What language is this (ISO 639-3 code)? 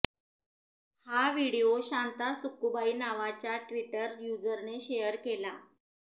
mar